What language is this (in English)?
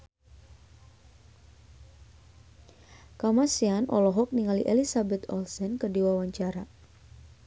Sundanese